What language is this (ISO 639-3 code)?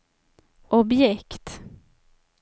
swe